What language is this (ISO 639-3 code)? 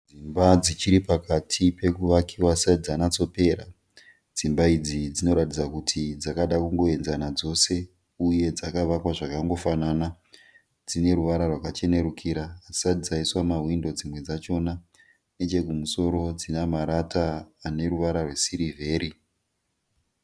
sna